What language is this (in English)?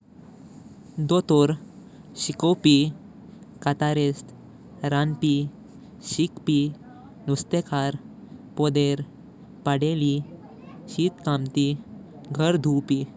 Konkani